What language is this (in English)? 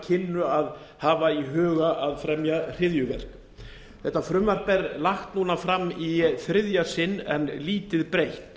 Icelandic